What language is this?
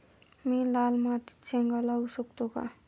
Marathi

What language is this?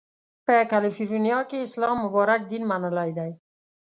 Pashto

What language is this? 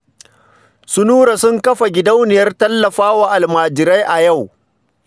Hausa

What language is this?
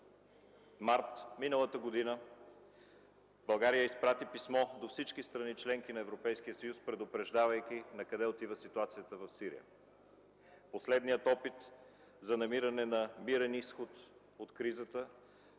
Bulgarian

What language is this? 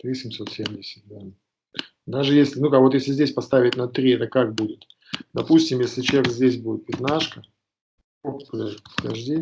Russian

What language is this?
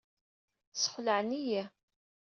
Kabyle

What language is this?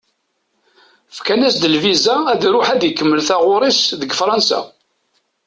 Kabyle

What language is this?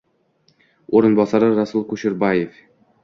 Uzbek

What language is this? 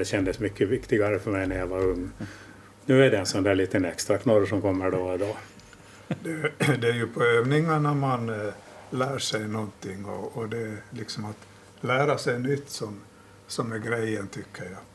Swedish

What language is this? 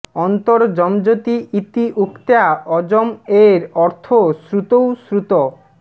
Bangla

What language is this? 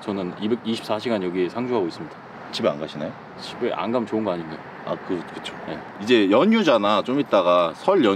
Korean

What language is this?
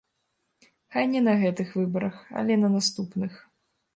Belarusian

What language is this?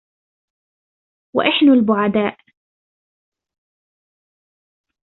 Arabic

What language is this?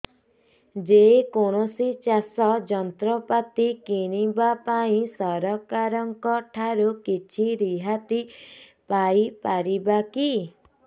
Odia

